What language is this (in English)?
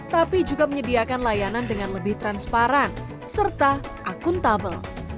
Indonesian